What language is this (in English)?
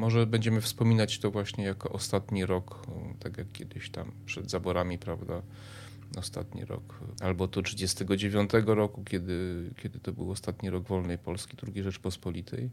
Polish